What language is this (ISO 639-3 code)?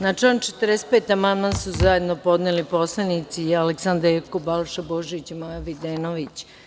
srp